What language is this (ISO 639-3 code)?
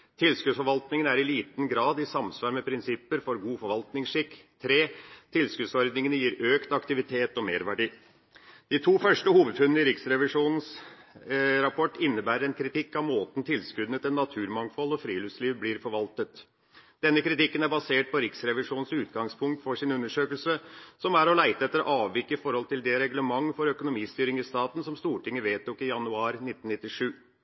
nob